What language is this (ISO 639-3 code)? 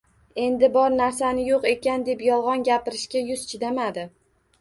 uzb